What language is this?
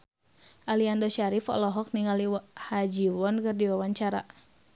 Sundanese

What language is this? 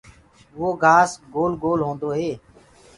Gurgula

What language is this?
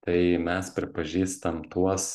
Lithuanian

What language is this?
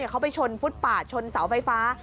Thai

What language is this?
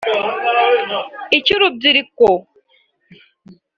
Kinyarwanda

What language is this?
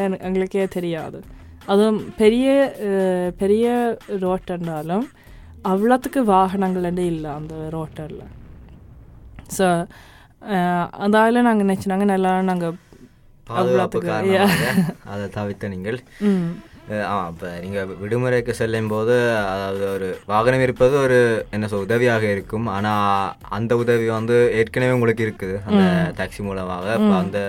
Tamil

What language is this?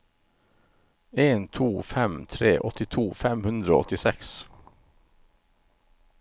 Norwegian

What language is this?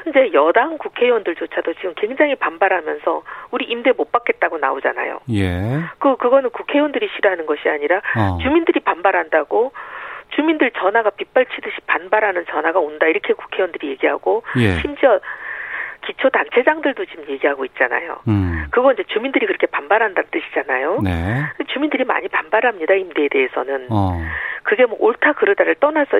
Korean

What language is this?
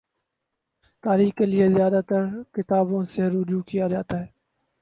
Urdu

